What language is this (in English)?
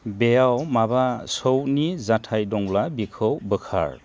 Bodo